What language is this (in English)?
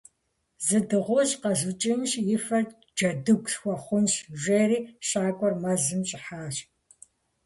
Kabardian